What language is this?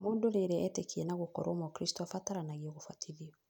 Kikuyu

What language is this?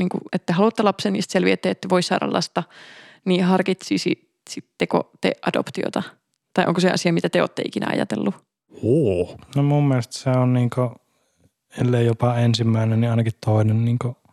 Finnish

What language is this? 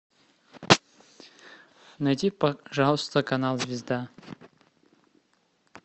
Russian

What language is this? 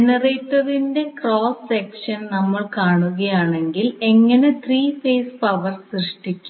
Malayalam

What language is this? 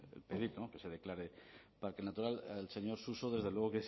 Spanish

